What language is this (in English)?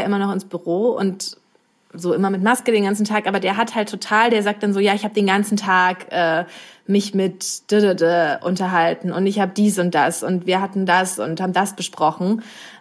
German